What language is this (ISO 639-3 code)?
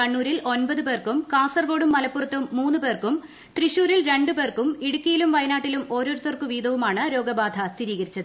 mal